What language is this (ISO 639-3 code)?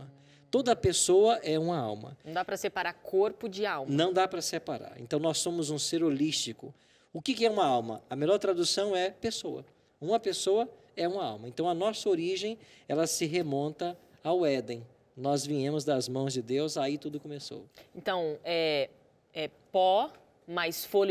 por